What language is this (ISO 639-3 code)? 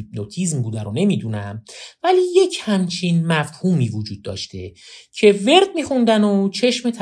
fas